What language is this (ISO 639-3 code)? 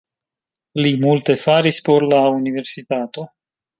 epo